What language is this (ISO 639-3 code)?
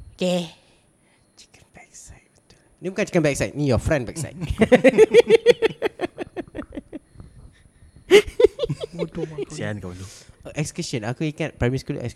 msa